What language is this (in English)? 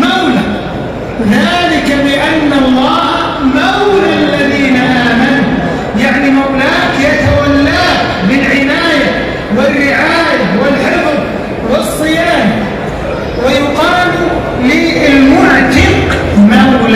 Arabic